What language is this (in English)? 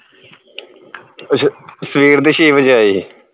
Punjabi